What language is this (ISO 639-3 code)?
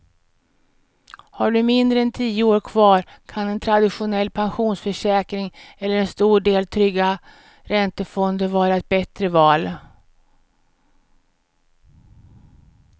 swe